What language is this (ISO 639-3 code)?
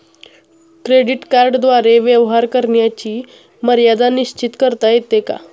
mar